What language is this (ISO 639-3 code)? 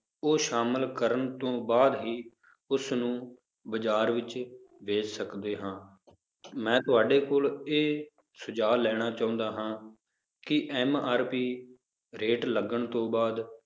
pan